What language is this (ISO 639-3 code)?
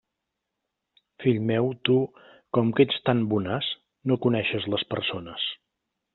cat